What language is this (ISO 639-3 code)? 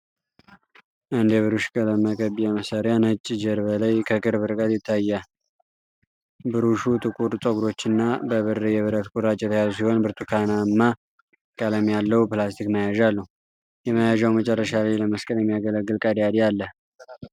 amh